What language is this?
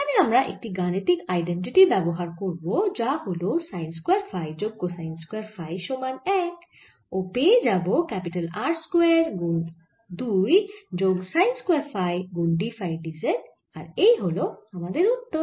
Bangla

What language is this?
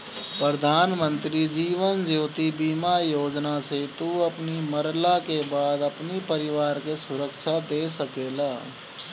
Bhojpuri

